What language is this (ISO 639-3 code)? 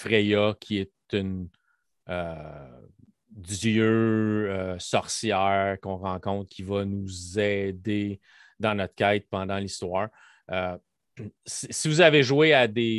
fra